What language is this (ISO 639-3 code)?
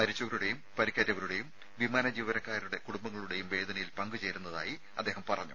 mal